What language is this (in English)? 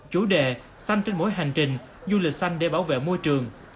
Vietnamese